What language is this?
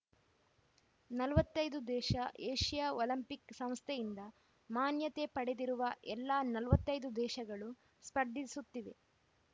Kannada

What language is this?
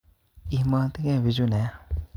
Kalenjin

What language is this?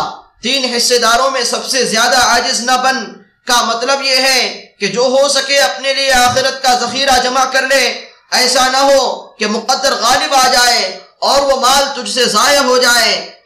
Arabic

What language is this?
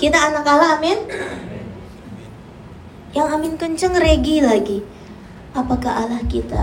Indonesian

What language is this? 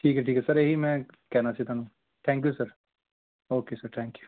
Punjabi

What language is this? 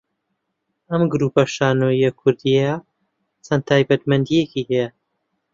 Central Kurdish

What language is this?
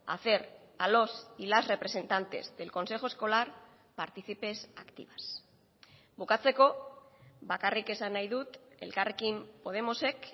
Spanish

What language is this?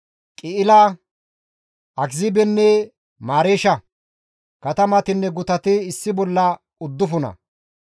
Gamo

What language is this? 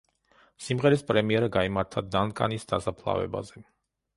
Georgian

